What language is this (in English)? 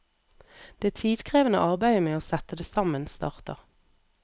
Norwegian